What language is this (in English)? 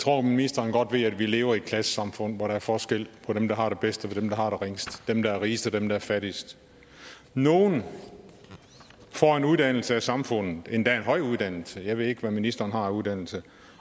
Danish